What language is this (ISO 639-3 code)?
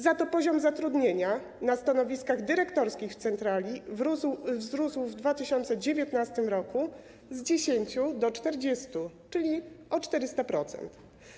pol